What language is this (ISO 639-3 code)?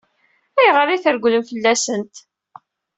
kab